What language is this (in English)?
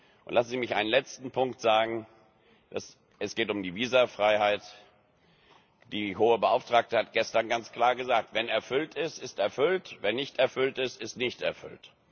German